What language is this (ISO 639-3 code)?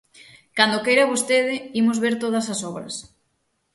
glg